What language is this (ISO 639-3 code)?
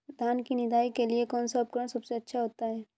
hin